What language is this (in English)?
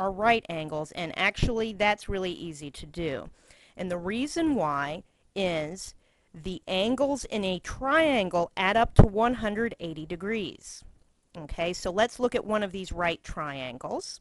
English